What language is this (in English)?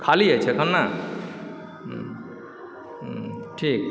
Maithili